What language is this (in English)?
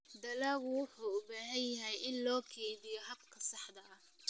Somali